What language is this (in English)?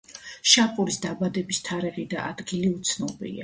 Georgian